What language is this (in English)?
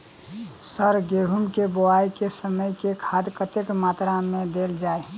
Maithili